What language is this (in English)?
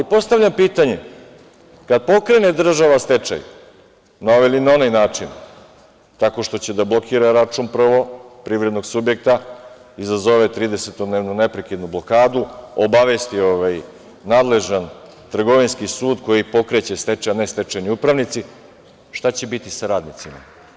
Serbian